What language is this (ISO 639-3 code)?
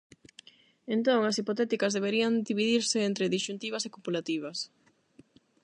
glg